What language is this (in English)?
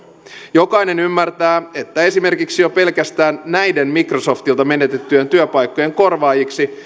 Finnish